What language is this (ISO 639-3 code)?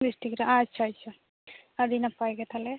sat